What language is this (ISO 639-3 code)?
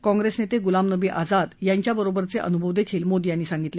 mar